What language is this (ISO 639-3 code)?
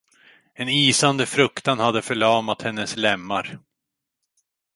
swe